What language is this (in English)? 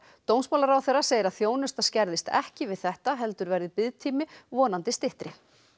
Icelandic